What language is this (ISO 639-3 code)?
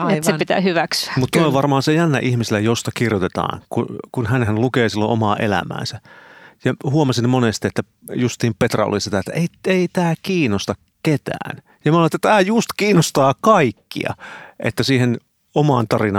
fin